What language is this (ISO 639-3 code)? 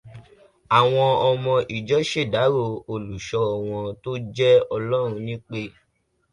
yor